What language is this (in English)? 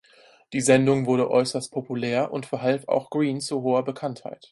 German